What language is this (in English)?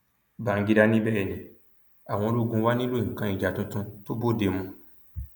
Yoruba